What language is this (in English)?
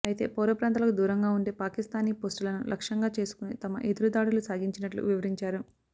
Telugu